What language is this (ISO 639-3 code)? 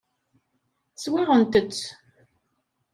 kab